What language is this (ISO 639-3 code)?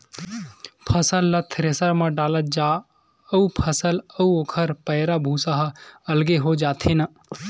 hne